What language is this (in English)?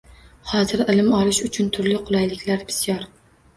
Uzbek